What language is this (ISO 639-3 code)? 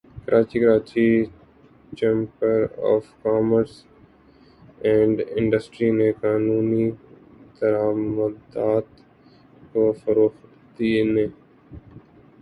urd